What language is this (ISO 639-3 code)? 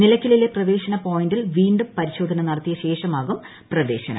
mal